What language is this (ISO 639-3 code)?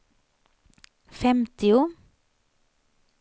swe